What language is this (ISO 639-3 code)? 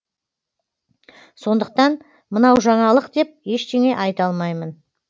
kaz